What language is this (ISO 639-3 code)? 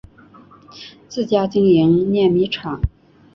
zho